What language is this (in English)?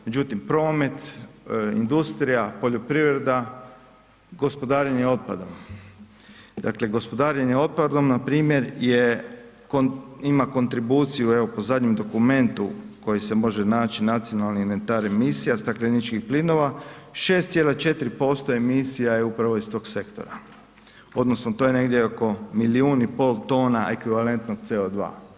Croatian